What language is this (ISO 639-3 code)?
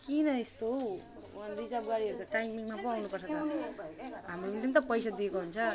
nep